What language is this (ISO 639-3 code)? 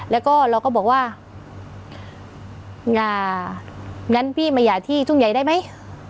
tha